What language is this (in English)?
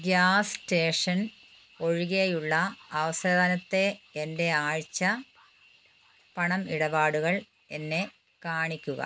Malayalam